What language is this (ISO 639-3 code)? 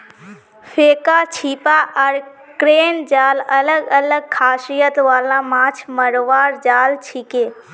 mag